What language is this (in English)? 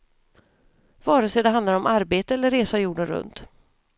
Swedish